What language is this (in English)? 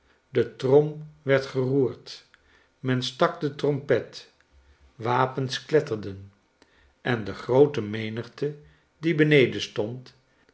Dutch